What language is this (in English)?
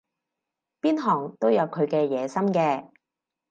Cantonese